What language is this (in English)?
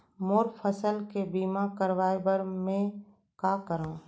Chhattisgarhi